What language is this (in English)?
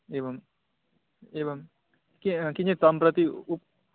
Sanskrit